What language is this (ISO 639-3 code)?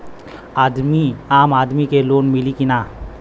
bho